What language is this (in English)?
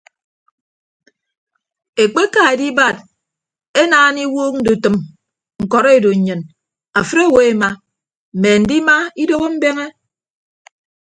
Ibibio